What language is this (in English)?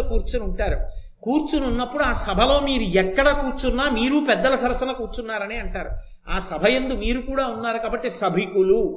Telugu